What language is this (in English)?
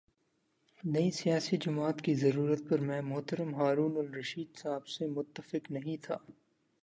Urdu